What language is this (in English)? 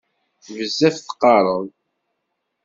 Kabyle